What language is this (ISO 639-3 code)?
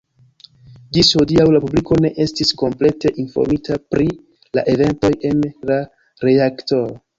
epo